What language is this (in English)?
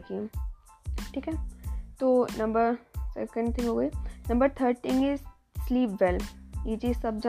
Hindi